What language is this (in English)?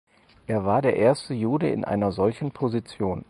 German